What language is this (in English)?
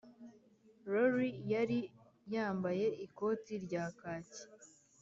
Kinyarwanda